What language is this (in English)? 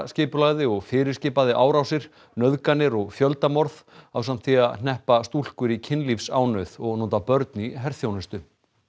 Icelandic